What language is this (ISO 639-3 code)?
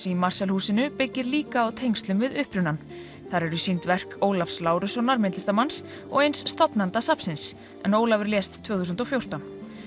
isl